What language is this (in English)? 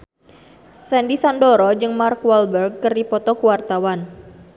Sundanese